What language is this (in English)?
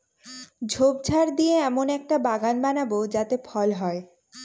Bangla